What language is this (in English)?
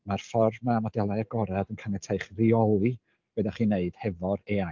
Welsh